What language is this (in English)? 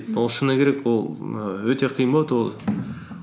Kazakh